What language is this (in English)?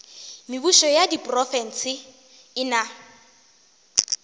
Northern Sotho